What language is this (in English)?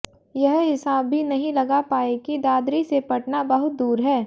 Hindi